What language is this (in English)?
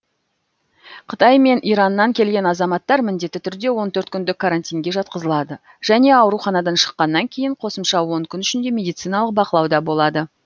Kazakh